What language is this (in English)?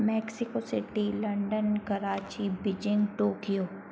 Hindi